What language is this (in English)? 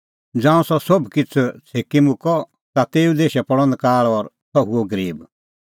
Kullu Pahari